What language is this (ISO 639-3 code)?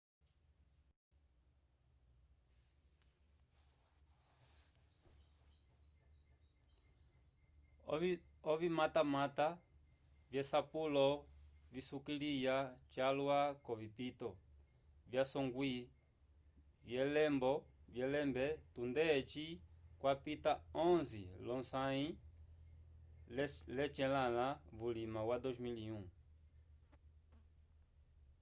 umb